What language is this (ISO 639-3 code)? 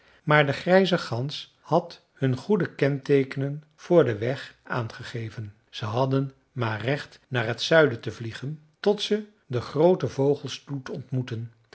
nld